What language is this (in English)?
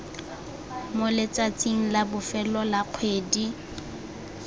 Tswana